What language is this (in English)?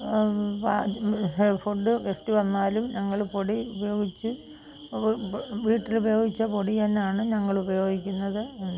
Malayalam